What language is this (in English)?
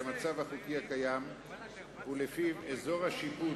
Hebrew